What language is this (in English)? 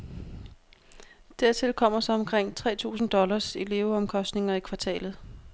Danish